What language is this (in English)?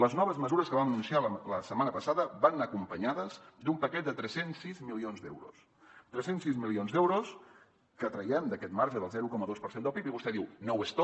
Catalan